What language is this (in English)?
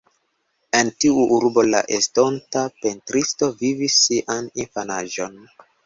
Esperanto